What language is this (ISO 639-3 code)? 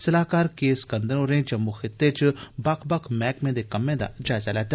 doi